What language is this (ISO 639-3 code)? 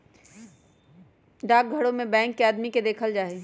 mag